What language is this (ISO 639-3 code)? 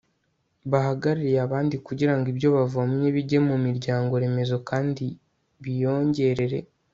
kin